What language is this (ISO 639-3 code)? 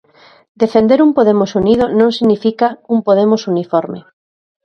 glg